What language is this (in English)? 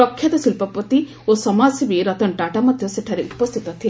Odia